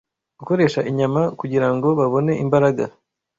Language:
Kinyarwanda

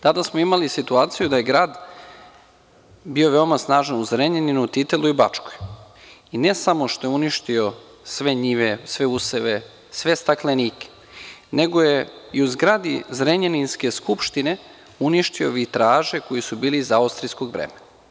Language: Serbian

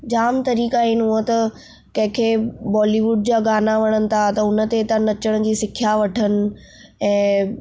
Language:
Sindhi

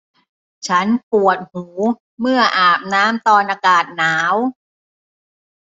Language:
Thai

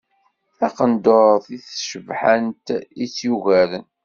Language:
Kabyle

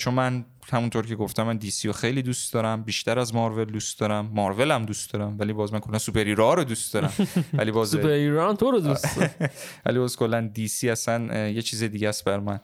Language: Persian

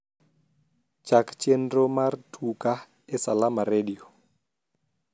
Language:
Luo (Kenya and Tanzania)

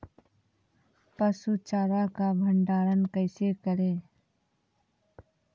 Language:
Maithili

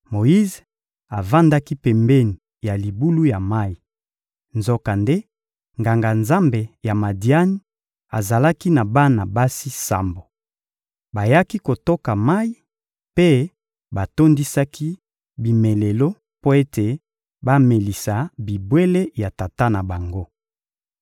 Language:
Lingala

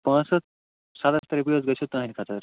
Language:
Kashmiri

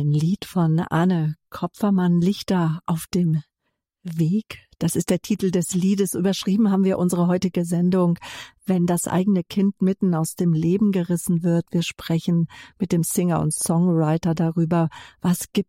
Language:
German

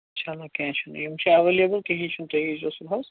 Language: Kashmiri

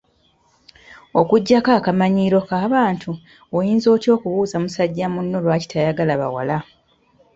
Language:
Ganda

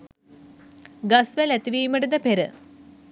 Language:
Sinhala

